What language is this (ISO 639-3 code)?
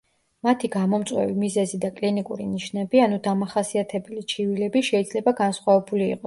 kat